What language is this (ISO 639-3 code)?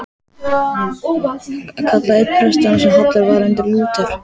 isl